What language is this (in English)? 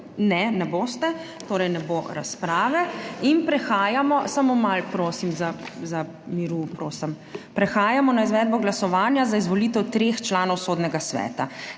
Slovenian